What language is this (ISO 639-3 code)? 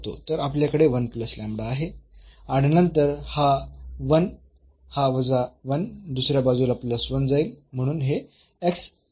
mar